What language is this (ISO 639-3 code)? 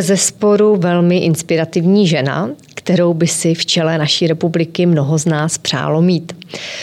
ces